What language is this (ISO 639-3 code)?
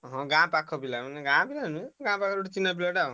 ori